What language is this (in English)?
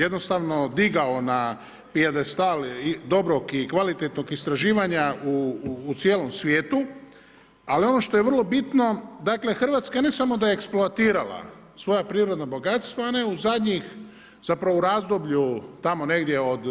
Croatian